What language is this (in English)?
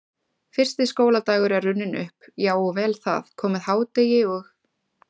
Icelandic